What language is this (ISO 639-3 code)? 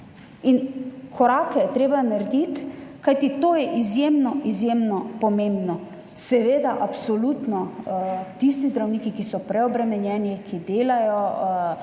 slv